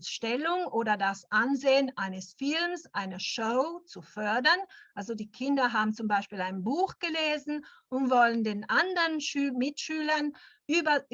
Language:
German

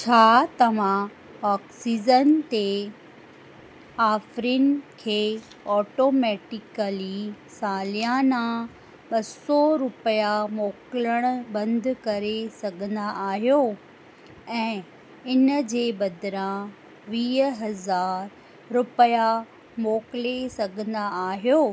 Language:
Sindhi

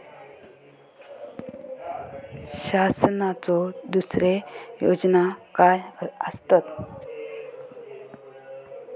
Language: Marathi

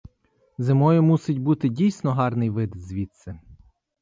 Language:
Ukrainian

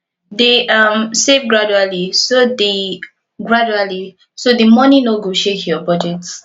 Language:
Nigerian Pidgin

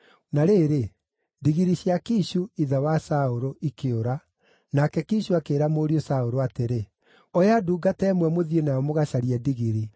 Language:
Kikuyu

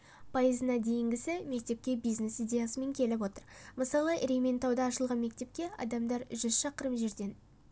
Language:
Kazakh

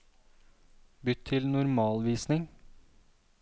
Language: Norwegian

